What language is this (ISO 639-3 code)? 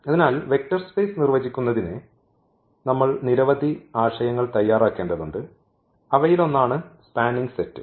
mal